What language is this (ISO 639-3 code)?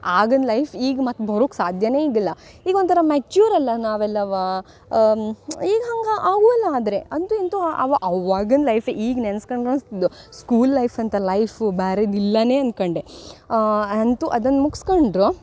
kan